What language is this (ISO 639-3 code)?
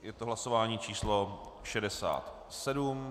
ces